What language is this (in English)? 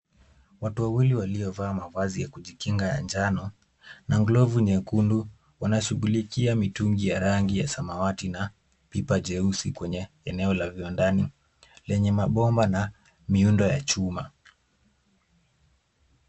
Swahili